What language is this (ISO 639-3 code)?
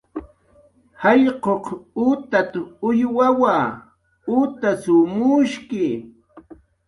jqr